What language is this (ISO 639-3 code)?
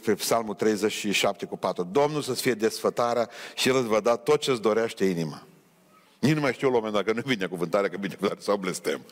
ron